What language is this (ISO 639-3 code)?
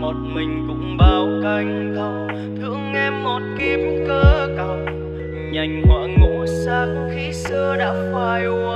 vie